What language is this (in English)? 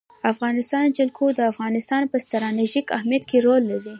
Pashto